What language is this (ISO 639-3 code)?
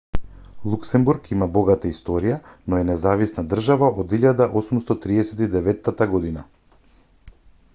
mkd